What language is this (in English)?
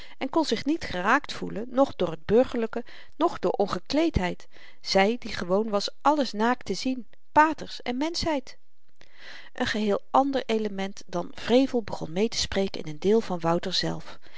Dutch